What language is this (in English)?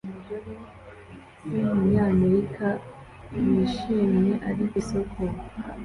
Kinyarwanda